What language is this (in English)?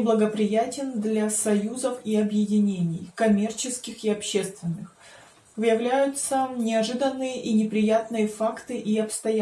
Russian